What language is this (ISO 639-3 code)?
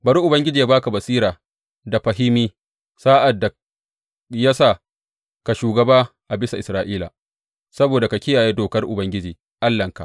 hau